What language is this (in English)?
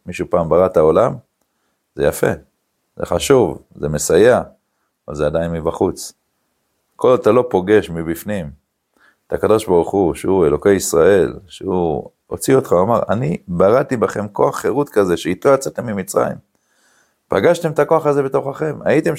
Hebrew